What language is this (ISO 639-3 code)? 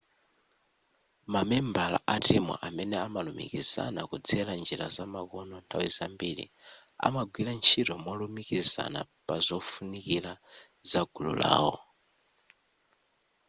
nya